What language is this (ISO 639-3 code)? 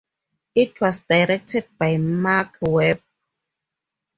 eng